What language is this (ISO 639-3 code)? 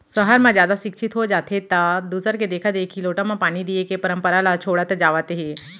hne